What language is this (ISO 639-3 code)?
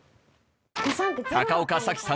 jpn